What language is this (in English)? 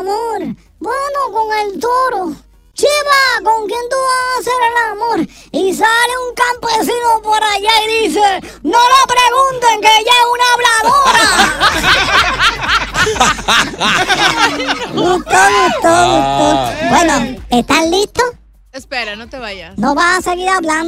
Spanish